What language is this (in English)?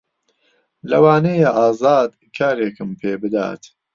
Central Kurdish